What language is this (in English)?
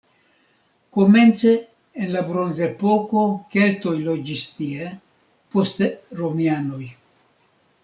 Esperanto